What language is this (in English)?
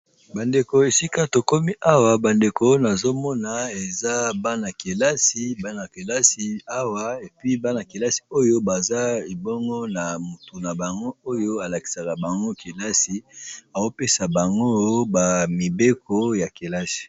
Lingala